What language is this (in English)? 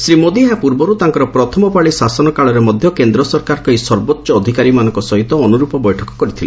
Odia